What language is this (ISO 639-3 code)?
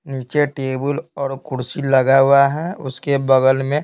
hin